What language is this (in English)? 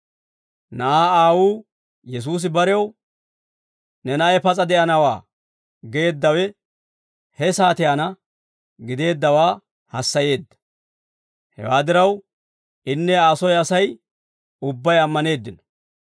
Dawro